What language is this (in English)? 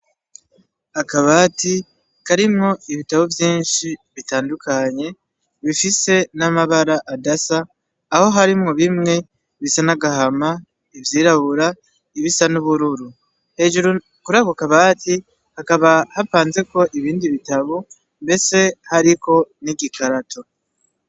Rundi